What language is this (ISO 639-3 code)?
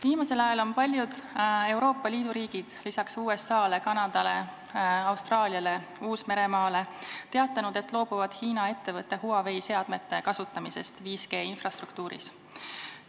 est